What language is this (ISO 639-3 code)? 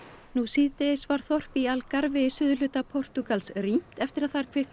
isl